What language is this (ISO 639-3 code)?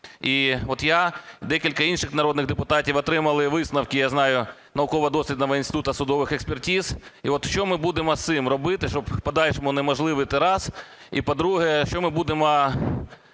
ukr